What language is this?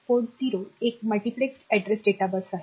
Marathi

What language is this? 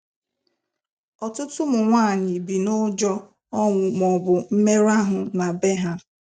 Igbo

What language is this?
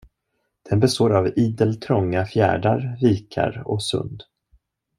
Swedish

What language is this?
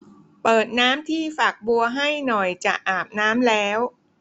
Thai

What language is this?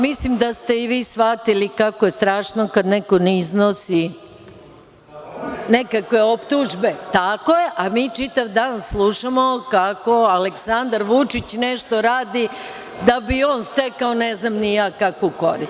Serbian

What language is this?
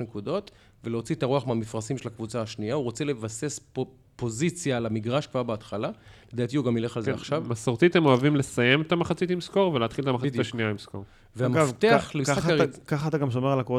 Hebrew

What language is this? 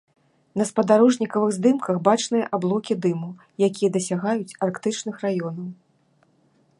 Belarusian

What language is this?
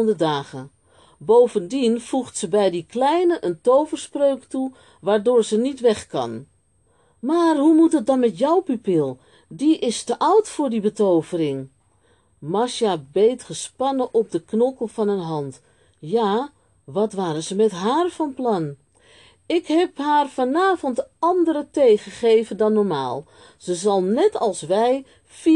Dutch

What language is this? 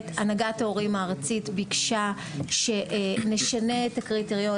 Hebrew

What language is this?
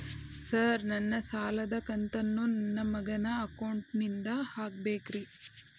Kannada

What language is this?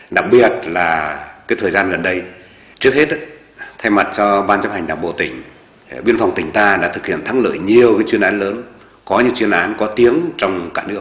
Vietnamese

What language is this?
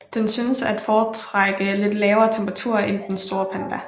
Danish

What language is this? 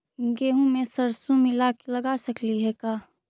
Magahi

